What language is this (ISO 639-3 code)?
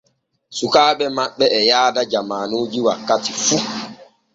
fue